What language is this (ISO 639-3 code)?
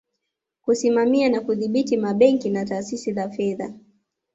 swa